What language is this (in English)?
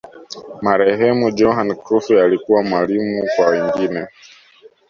Swahili